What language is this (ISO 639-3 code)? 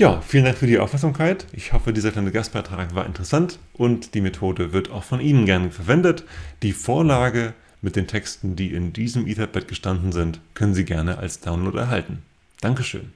deu